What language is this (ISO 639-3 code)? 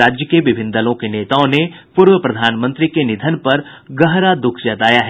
hin